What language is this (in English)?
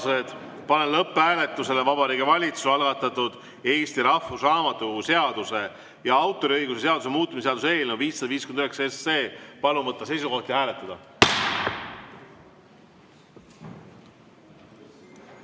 Estonian